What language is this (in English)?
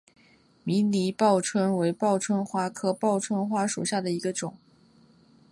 Chinese